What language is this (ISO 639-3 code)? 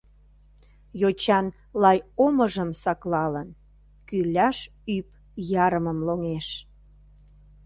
chm